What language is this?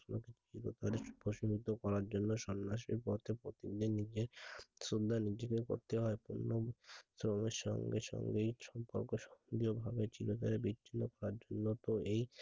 Bangla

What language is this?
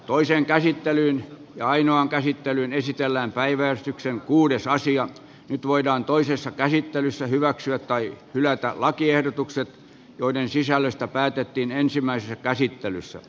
Finnish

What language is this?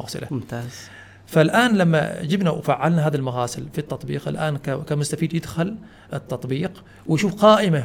Arabic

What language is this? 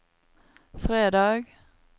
Norwegian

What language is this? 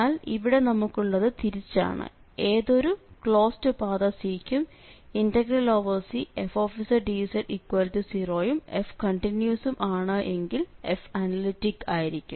Malayalam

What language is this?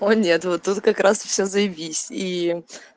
Russian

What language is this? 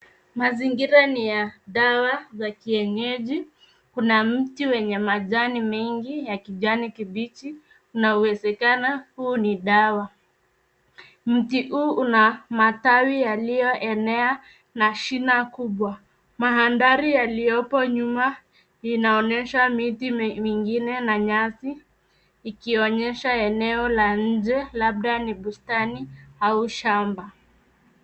Swahili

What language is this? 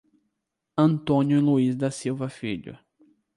Portuguese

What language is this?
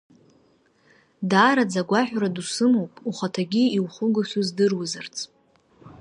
Abkhazian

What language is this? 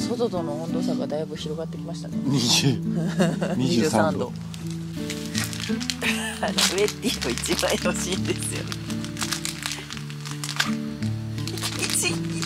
Japanese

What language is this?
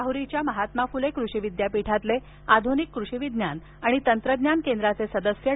Marathi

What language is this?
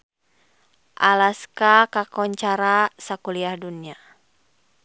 Sundanese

